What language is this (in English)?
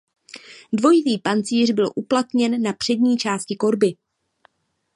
Czech